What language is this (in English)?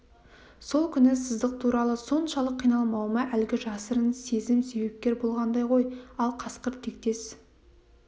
Kazakh